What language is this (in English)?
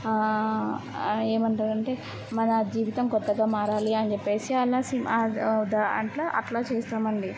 Telugu